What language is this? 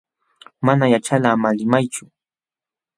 Jauja Wanca Quechua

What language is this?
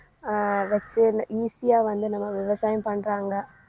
Tamil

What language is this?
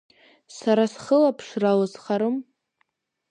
Abkhazian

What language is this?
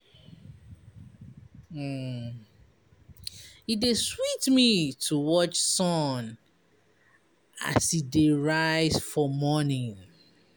Nigerian Pidgin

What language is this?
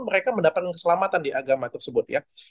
Indonesian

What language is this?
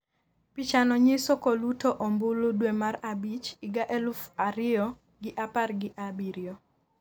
Luo (Kenya and Tanzania)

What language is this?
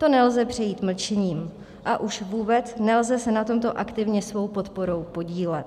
Czech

